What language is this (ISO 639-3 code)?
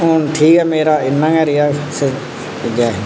doi